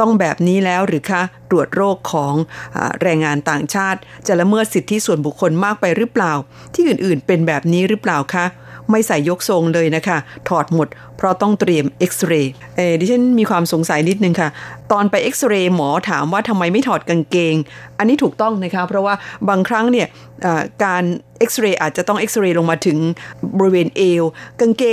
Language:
Thai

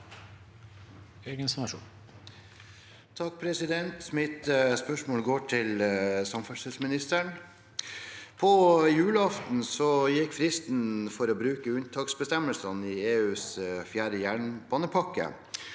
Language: Norwegian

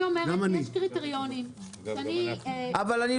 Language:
Hebrew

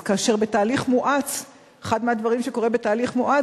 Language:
Hebrew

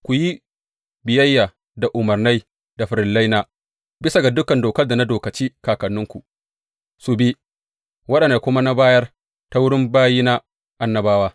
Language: Hausa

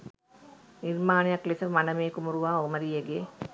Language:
Sinhala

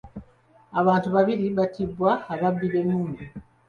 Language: Ganda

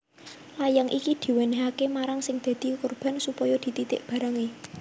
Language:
Javanese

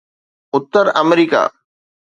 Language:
Sindhi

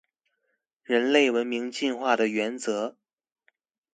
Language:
Chinese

